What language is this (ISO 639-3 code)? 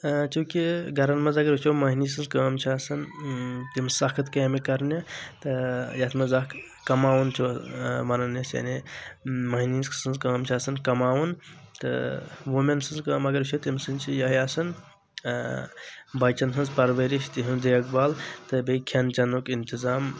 kas